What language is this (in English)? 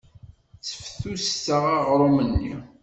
Kabyle